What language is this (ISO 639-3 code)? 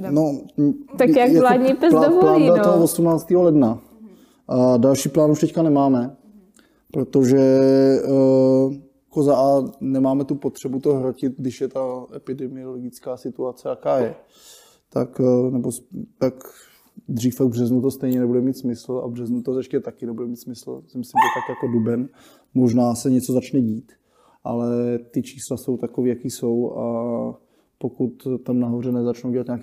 ces